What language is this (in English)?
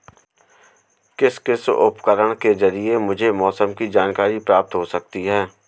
Hindi